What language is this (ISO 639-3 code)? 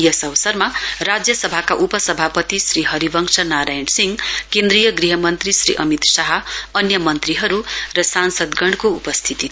nep